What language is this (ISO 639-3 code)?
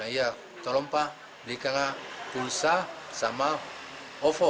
ind